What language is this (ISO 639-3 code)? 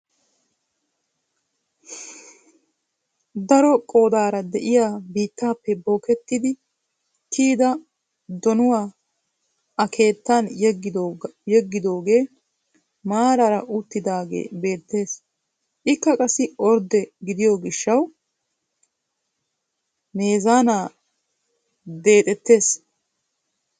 wal